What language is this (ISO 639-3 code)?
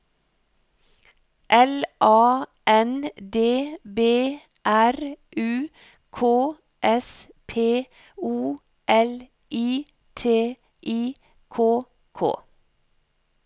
nor